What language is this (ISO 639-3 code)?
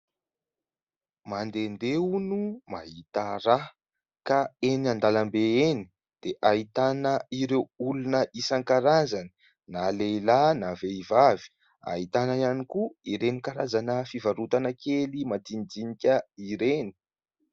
mlg